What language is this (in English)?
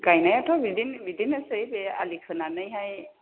Bodo